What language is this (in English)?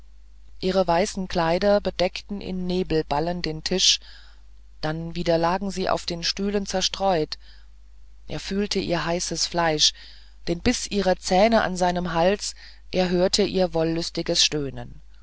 German